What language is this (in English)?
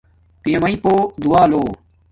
Domaaki